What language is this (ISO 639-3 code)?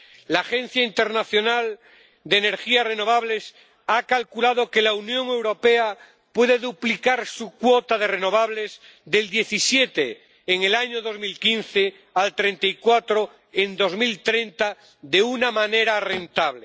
spa